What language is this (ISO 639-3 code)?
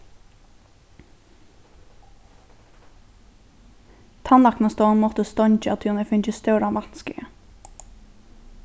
fao